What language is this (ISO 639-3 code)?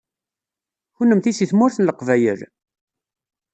kab